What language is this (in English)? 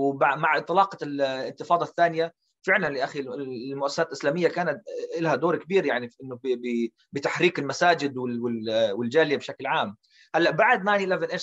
Arabic